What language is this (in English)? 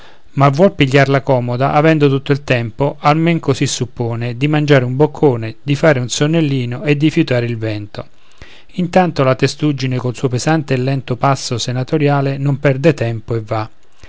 Italian